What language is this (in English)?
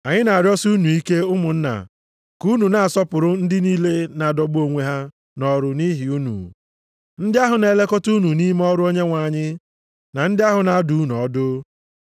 Igbo